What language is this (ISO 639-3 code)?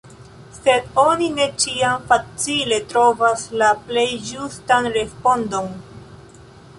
epo